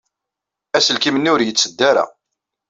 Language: Kabyle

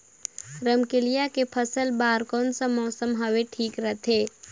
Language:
Chhattisgarhi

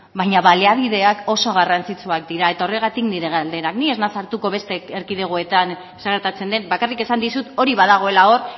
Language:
Basque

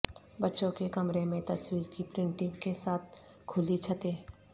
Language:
Urdu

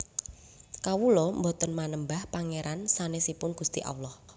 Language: Javanese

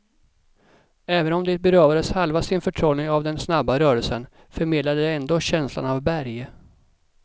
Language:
Swedish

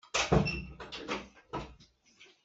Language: Hakha Chin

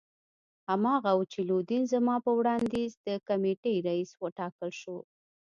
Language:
Pashto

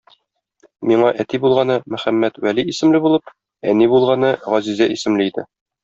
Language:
Tatar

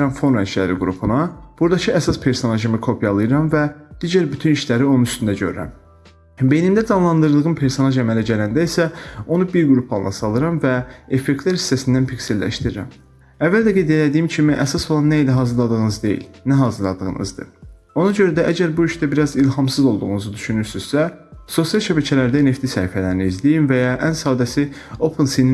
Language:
Turkish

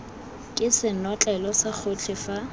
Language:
Tswana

